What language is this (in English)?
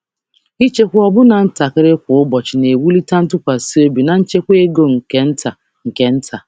Igbo